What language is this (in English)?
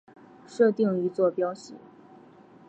Chinese